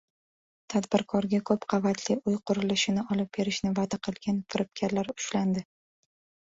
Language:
Uzbek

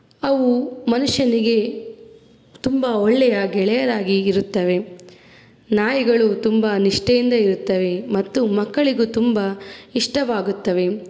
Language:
Kannada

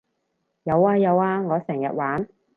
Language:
Cantonese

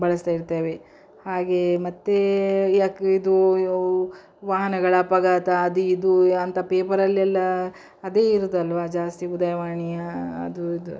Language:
Kannada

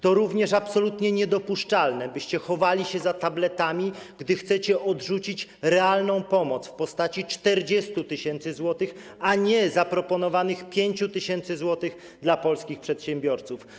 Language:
Polish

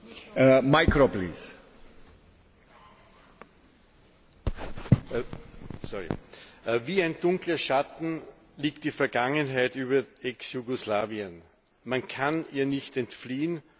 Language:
German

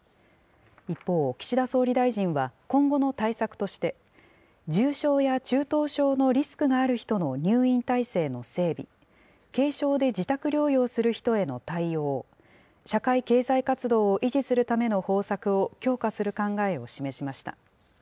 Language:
Japanese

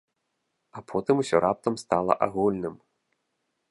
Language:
Belarusian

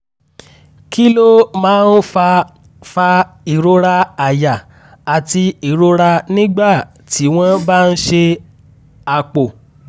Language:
Yoruba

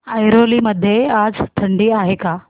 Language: Marathi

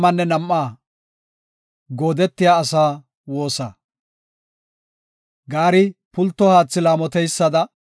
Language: Gofa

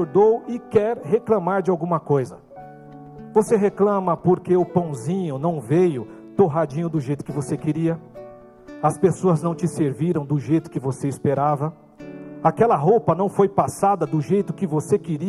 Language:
Portuguese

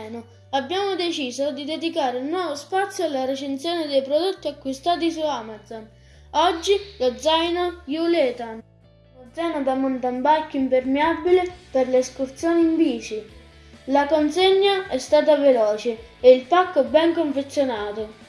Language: Italian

